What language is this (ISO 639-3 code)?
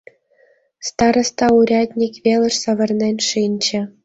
chm